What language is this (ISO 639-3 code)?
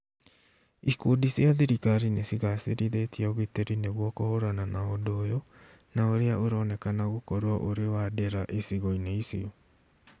kik